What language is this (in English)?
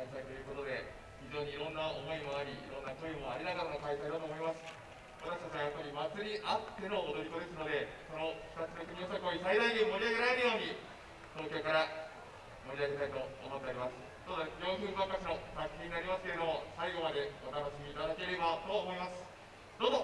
Japanese